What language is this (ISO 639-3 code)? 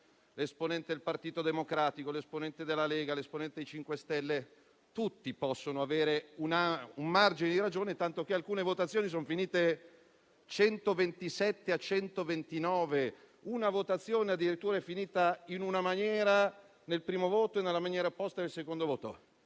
ita